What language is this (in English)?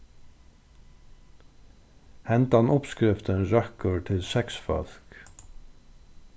Faroese